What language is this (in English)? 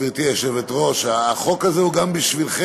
Hebrew